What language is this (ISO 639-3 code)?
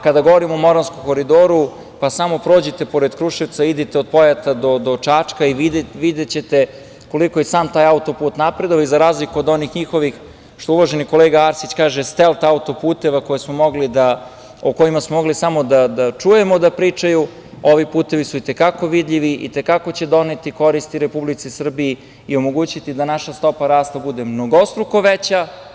srp